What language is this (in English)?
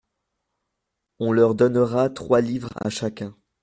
French